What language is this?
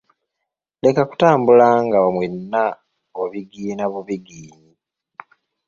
Ganda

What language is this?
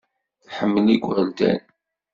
Kabyle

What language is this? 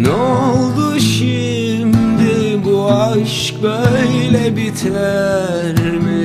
Turkish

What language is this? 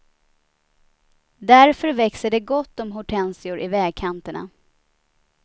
Swedish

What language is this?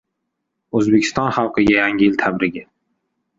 Uzbek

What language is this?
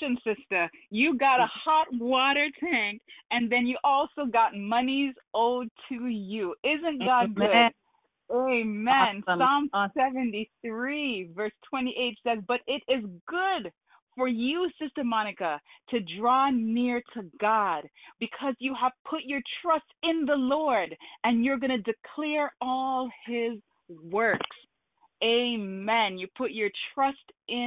English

